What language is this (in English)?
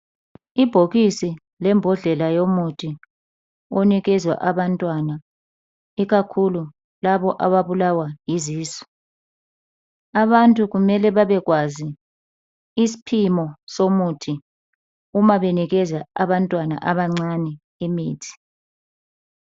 North Ndebele